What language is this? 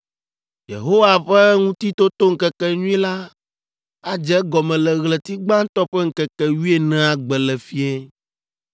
Ewe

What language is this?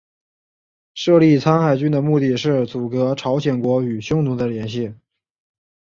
Chinese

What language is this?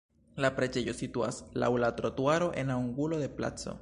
Esperanto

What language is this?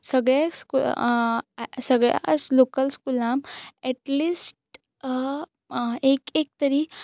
Konkani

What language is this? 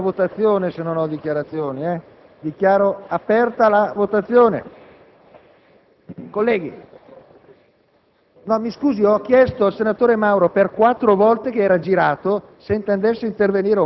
Italian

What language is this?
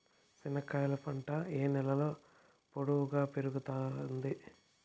Telugu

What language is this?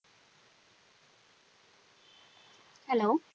Punjabi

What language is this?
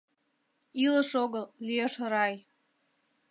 Mari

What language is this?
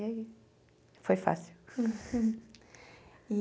Portuguese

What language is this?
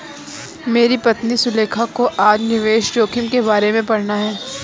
Hindi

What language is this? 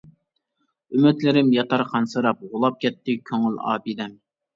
Uyghur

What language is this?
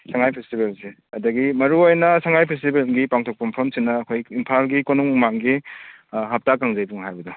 Manipuri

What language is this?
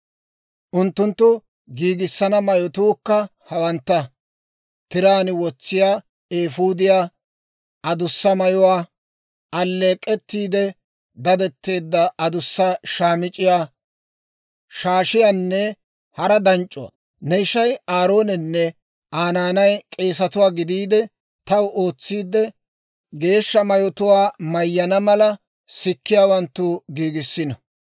Dawro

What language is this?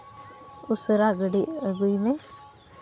Santali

